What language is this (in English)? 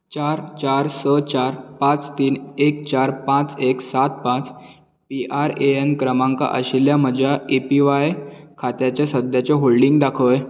Konkani